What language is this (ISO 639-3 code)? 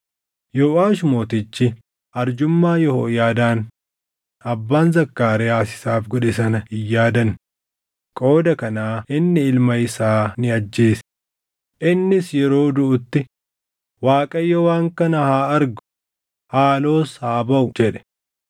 orm